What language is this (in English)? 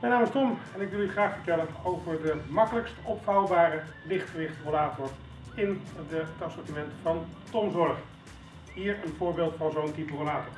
Dutch